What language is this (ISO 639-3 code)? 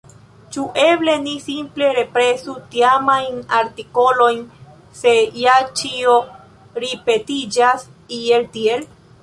epo